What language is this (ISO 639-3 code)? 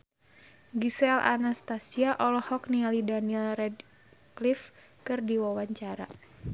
sun